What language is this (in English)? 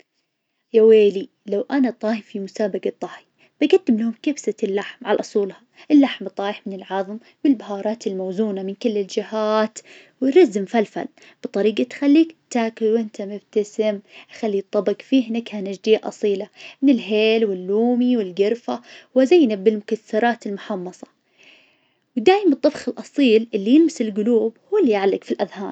Najdi Arabic